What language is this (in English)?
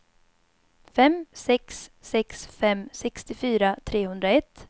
Swedish